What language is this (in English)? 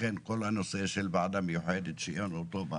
Hebrew